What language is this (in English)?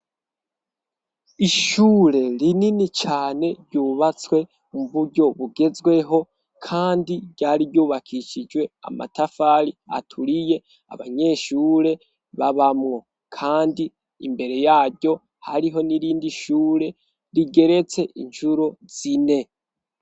Rundi